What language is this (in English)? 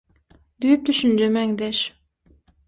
Turkmen